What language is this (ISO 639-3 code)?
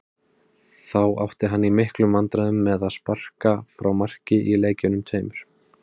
isl